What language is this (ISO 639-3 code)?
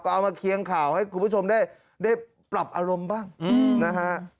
tha